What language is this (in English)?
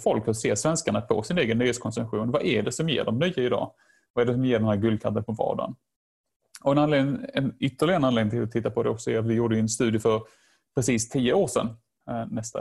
Swedish